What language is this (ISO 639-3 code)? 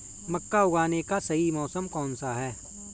hin